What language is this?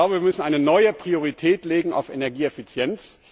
German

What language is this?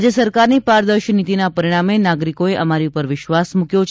Gujarati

